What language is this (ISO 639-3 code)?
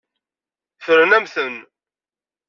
kab